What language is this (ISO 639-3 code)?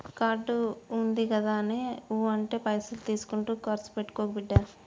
tel